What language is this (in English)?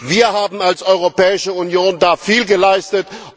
German